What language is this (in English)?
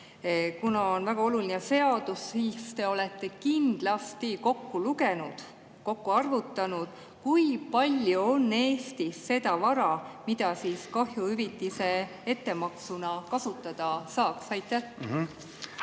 Estonian